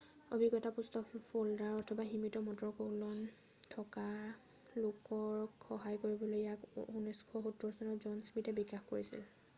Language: Assamese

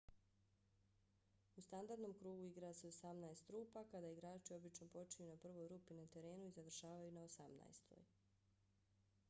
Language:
Bosnian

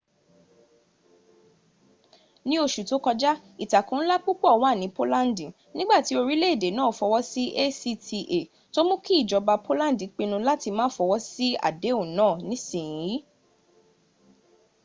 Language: Yoruba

